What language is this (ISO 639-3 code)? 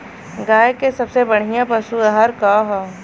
bho